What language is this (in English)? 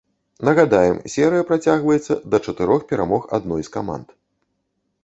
Belarusian